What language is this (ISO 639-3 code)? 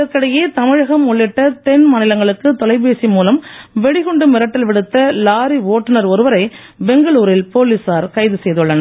tam